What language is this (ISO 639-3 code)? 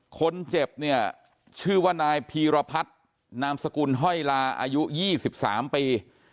tha